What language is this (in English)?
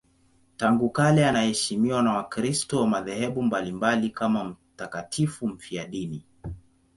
Swahili